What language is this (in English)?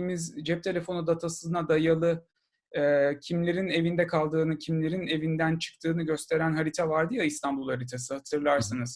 Turkish